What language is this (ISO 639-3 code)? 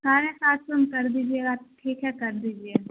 urd